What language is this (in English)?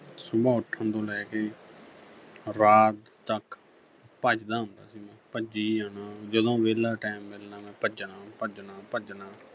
Punjabi